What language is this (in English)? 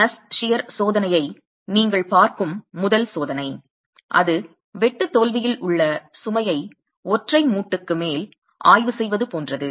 Tamil